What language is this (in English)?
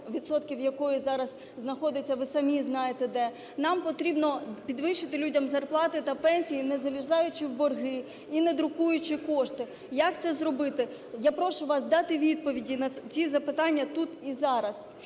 Ukrainian